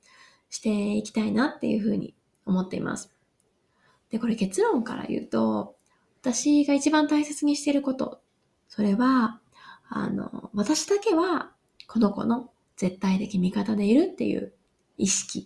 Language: Japanese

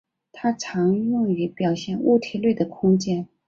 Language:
Chinese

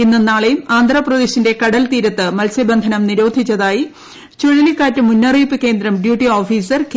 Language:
Malayalam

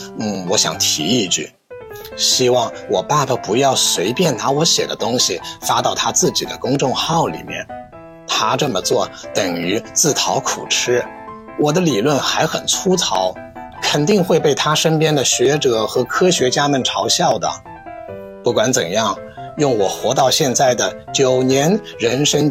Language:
Chinese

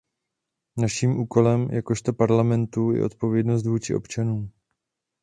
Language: Czech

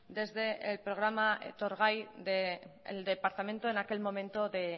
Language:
Spanish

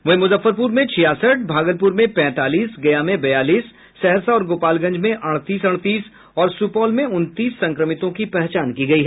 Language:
Hindi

